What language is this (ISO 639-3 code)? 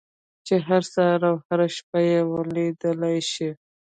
pus